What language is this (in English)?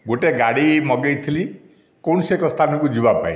Odia